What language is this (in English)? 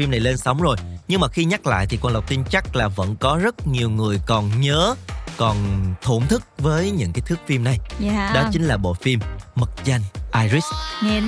Vietnamese